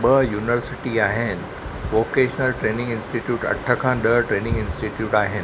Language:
Sindhi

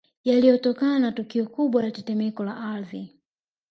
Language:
Swahili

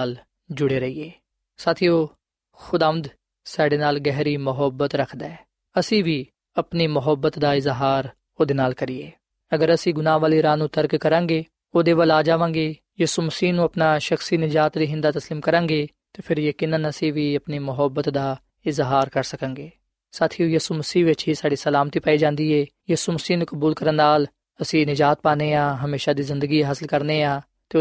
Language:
Punjabi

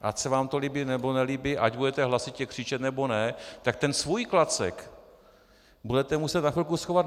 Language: Czech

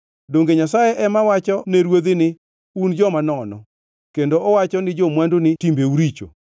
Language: Luo (Kenya and Tanzania)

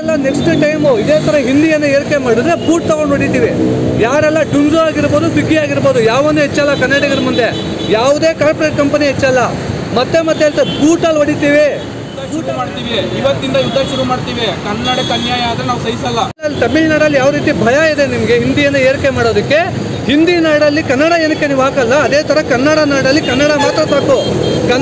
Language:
Korean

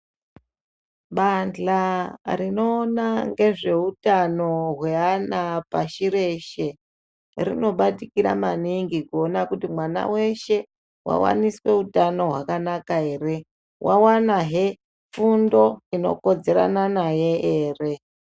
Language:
Ndau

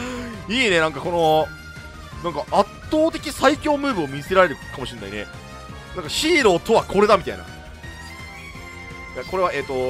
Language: Japanese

